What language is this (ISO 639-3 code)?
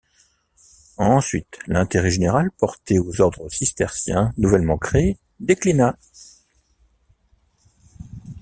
fra